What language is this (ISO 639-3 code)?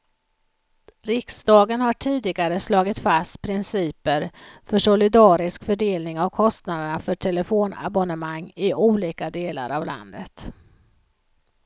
swe